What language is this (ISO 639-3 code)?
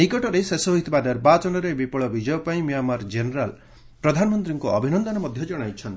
ori